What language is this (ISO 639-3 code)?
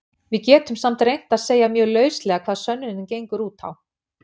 isl